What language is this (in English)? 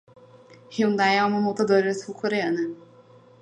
Portuguese